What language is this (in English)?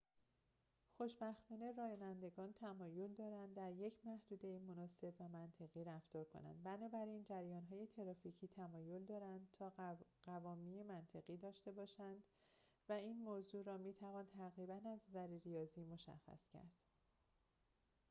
Persian